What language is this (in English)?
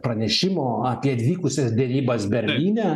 Lithuanian